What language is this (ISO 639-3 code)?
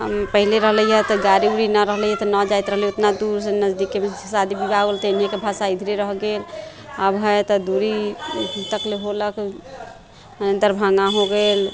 mai